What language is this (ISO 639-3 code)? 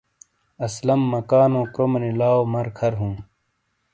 scl